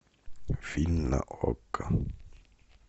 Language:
Russian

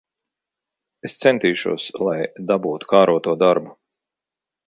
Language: Latvian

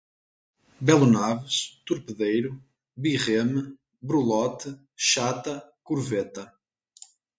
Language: Portuguese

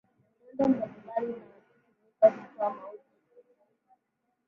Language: Swahili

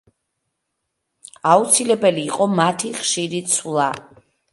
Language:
Georgian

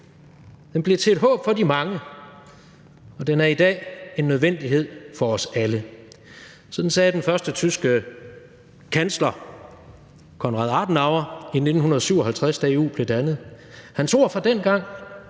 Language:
Danish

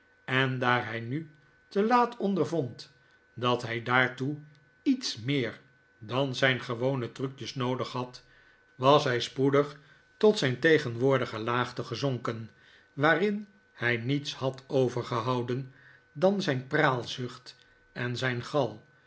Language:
Dutch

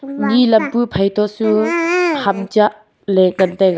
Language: Wancho Naga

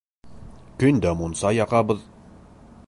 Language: Bashkir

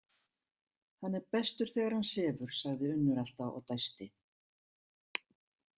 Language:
Icelandic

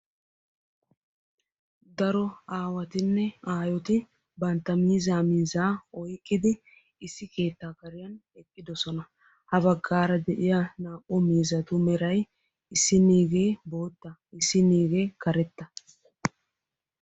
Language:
Wolaytta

